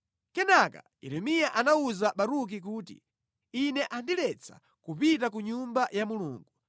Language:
Nyanja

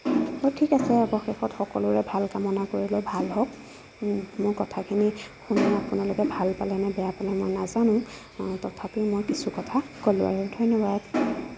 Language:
Assamese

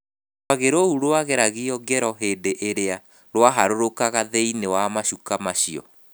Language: Kikuyu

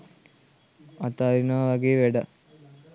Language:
Sinhala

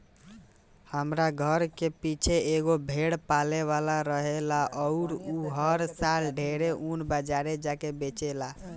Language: Bhojpuri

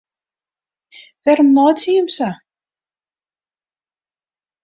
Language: Western Frisian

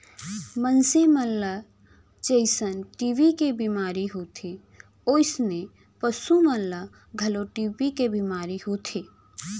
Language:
Chhattisgarhi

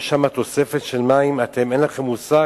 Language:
Hebrew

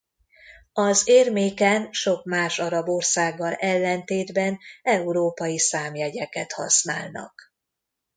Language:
Hungarian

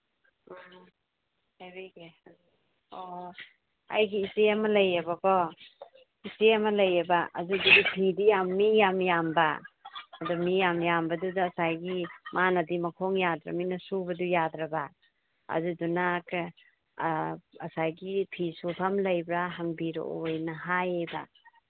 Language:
Manipuri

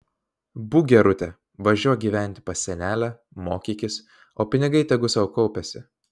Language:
Lithuanian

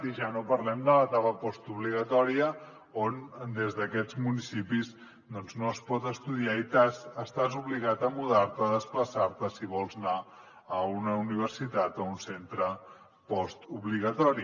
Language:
Catalan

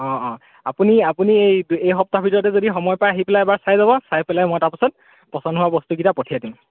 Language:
Assamese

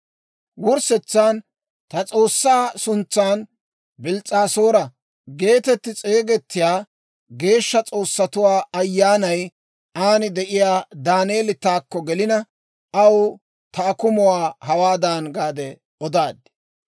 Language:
Dawro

